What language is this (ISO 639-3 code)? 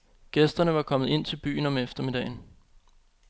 dan